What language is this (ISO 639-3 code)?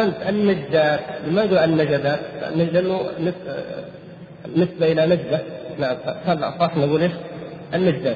ara